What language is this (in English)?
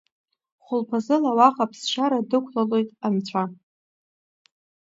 Abkhazian